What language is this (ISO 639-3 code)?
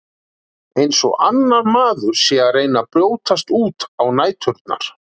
isl